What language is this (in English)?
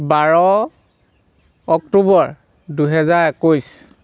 Assamese